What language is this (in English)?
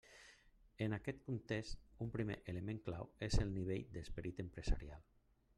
Catalan